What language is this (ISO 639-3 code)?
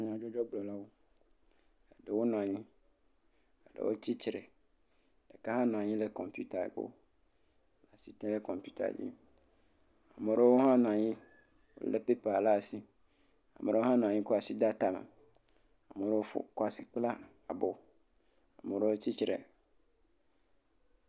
ewe